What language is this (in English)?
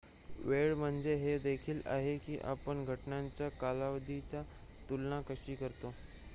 Marathi